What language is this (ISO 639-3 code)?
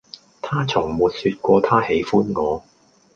yue